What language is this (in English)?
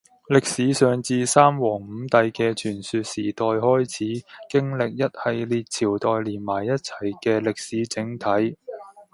Cantonese